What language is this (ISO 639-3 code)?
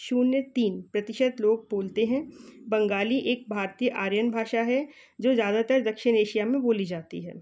hin